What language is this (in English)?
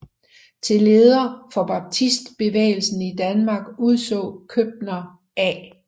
Danish